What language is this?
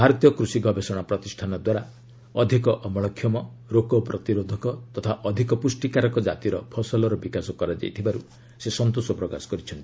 Odia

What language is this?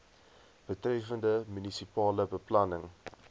Afrikaans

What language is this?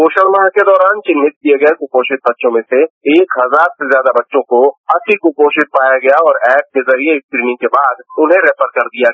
Hindi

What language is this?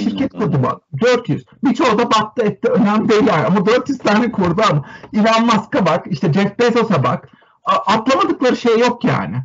Turkish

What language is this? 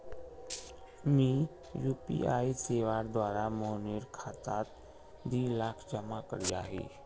Magahi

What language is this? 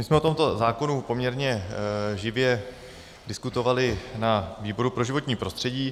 Czech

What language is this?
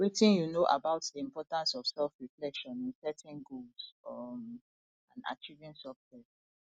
Nigerian Pidgin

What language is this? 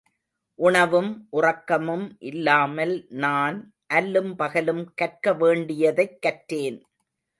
Tamil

